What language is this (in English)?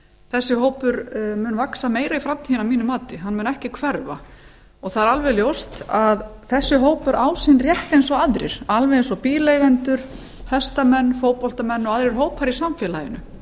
Icelandic